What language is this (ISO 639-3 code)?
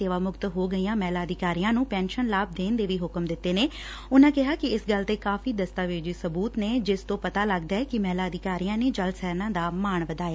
pan